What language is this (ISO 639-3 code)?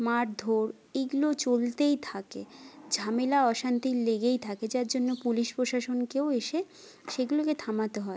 ben